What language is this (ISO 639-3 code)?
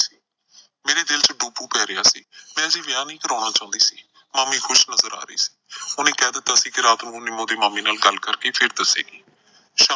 pan